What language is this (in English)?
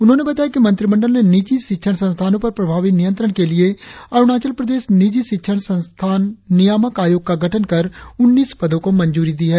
Hindi